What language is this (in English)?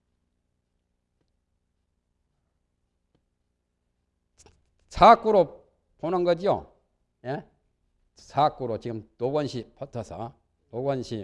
Korean